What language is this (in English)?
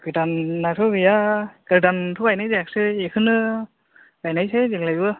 Bodo